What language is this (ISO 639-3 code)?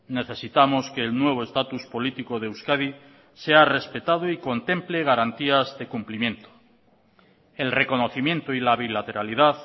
spa